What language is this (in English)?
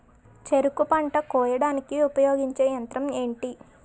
Telugu